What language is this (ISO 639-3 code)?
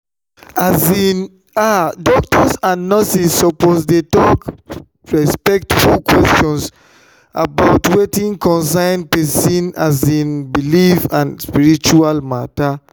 pcm